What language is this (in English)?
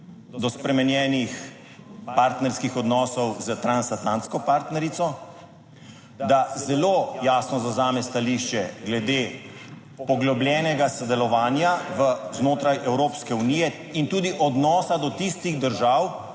Slovenian